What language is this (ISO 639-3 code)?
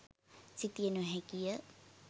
sin